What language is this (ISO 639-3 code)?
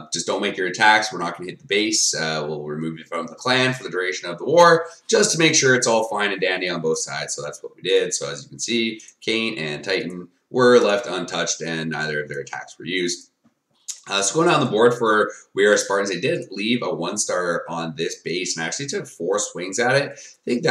eng